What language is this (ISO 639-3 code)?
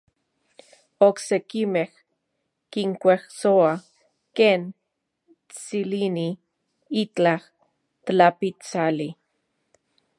ncx